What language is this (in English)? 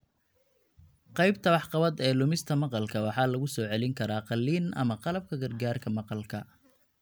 Somali